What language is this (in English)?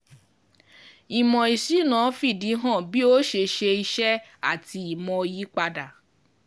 Yoruba